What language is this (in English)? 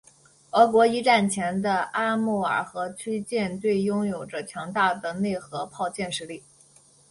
Chinese